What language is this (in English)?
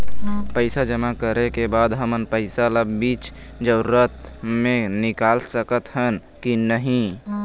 Chhattisgarhi